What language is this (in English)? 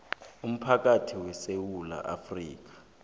South Ndebele